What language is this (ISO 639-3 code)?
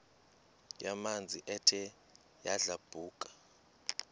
xho